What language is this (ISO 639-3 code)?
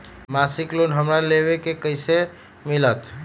mag